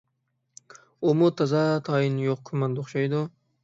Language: Uyghur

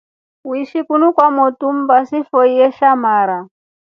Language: Rombo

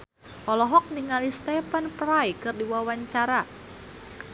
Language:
Sundanese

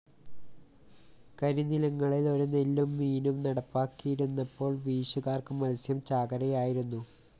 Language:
Malayalam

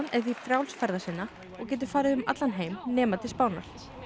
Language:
Icelandic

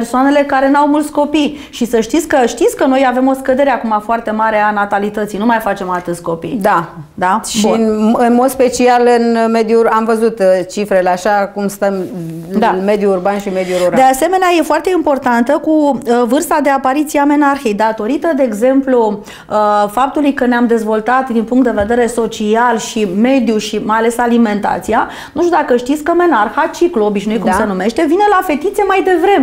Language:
Romanian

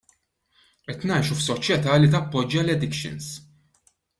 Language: Maltese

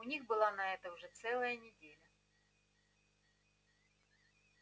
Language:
Russian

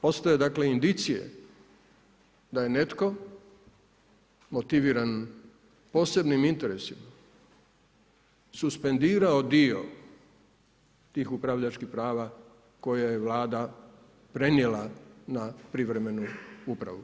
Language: Croatian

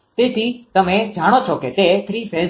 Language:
Gujarati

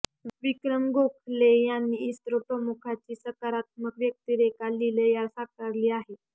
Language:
Marathi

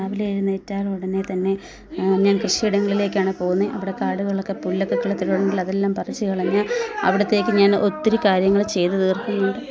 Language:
Malayalam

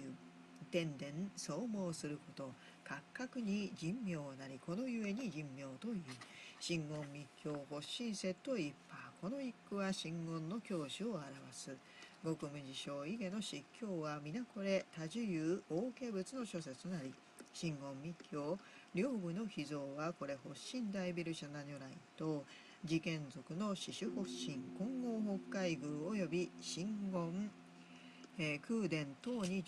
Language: Japanese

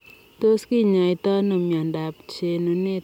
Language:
Kalenjin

